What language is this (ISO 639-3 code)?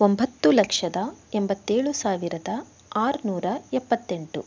kan